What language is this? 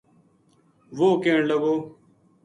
Gujari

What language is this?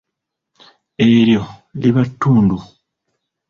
Ganda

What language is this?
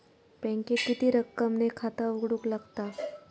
Marathi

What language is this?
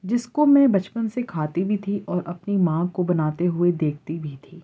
Urdu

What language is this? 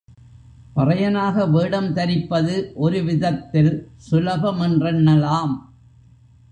Tamil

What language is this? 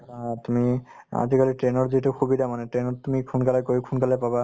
Assamese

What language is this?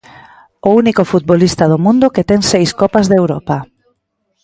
Galician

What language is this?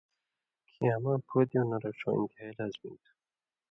Indus Kohistani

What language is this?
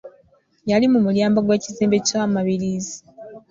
Ganda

